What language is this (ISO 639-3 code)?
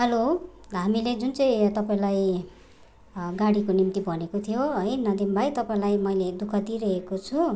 nep